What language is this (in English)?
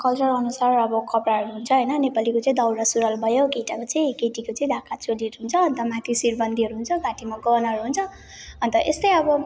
Nepali